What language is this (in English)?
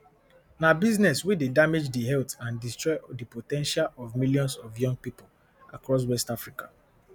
Nigerian Pidgin